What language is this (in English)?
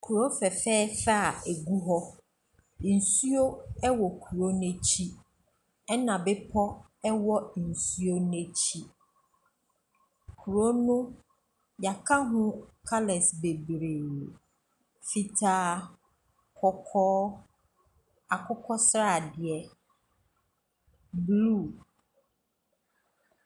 Akan